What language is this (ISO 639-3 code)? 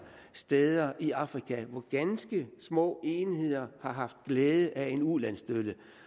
dan